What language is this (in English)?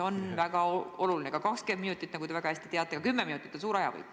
Estonian